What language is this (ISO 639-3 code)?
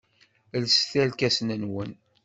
kab